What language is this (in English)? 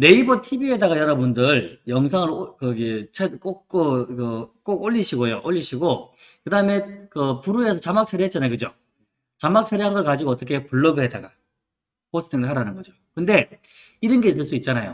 Korean